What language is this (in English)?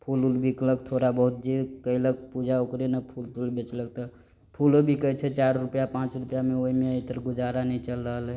Maithili